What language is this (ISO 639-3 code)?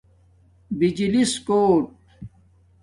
dmk